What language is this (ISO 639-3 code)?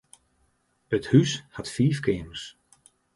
fry